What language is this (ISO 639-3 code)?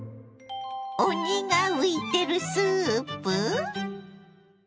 jpn